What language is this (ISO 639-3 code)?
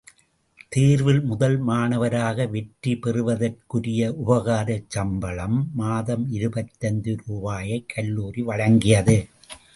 tam